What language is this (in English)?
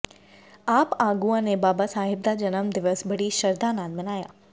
Punjabi